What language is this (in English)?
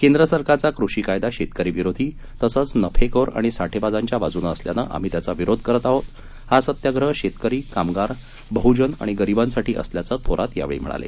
Marathi